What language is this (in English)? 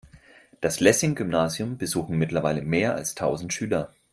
German